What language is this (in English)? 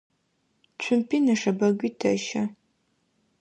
Adyghe